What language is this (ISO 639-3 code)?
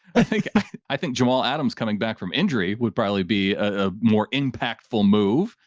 eng